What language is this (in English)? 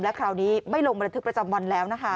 Thai